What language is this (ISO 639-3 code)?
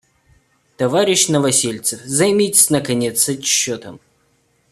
rus